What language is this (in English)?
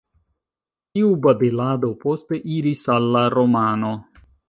Esperanto